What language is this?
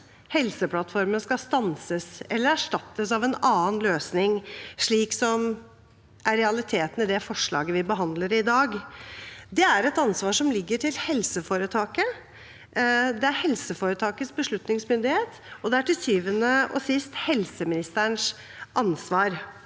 Norwegian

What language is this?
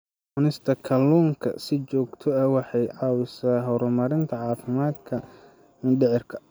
Somali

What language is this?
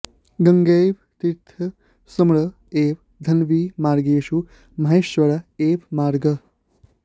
Sanskrit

